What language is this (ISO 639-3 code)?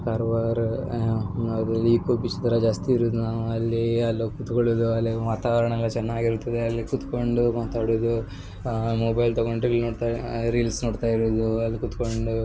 kan